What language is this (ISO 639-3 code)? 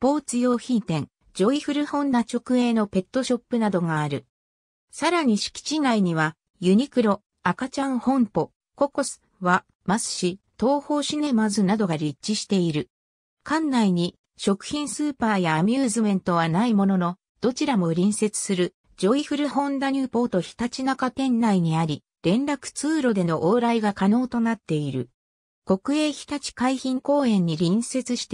jpn